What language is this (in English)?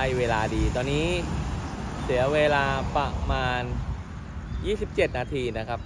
Thai